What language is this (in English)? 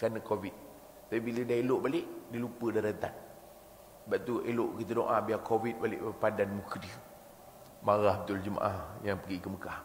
Malay